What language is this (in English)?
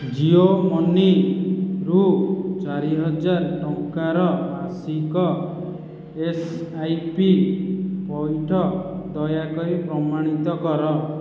Odia